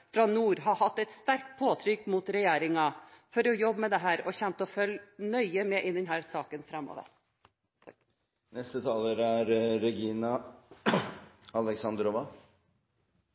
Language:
Norwegian Bokmål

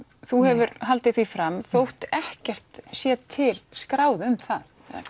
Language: Icelandic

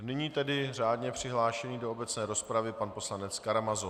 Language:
Czech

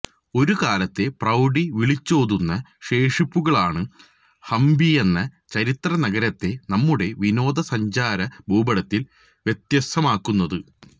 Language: Malayalam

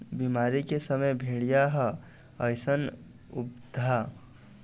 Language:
Chhattisgarhi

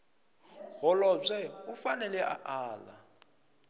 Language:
Tsonga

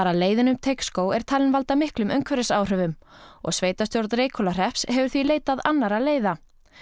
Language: Icelandic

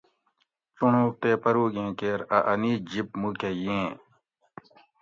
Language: Gawri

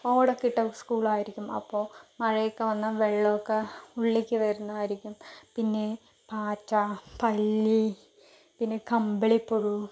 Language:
Malayalam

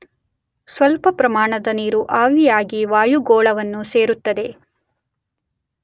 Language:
Kannada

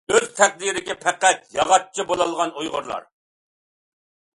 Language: Uyghur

